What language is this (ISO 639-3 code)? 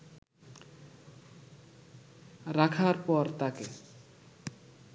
ben